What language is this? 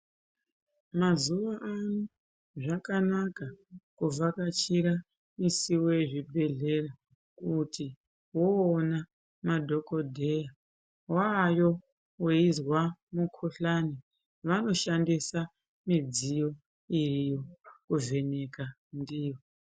Ndau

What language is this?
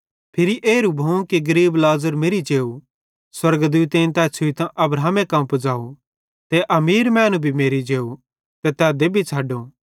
Bhadrawahi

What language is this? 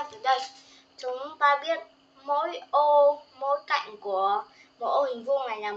Vietnamese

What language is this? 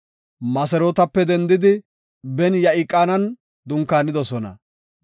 Gofa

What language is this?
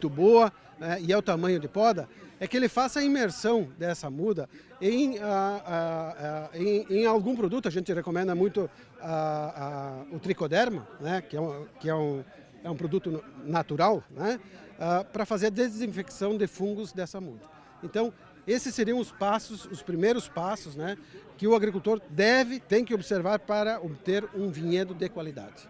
Portuguese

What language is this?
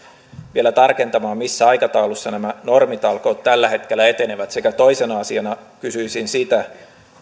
Finnish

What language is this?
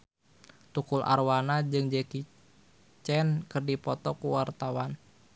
Sundanese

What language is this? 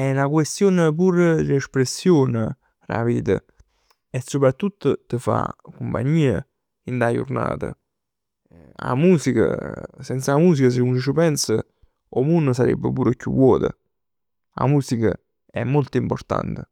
Neapolitan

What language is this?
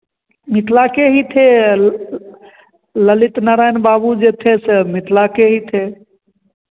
Hindi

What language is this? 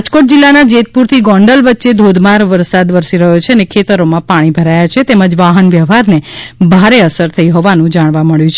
Gujarati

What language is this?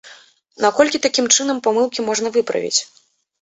Belarusian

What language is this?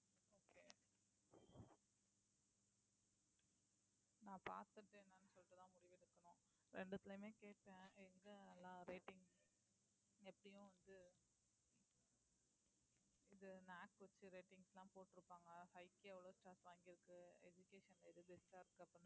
Tamil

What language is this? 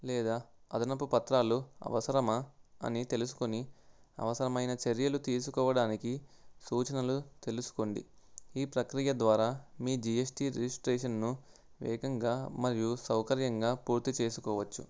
Telugu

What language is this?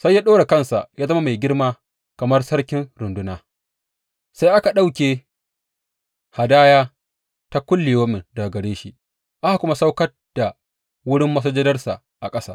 Hausa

